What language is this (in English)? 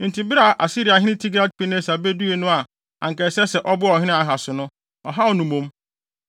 Akan